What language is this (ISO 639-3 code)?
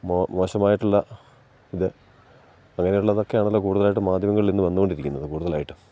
mal